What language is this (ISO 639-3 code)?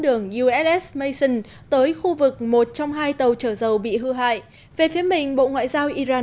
vie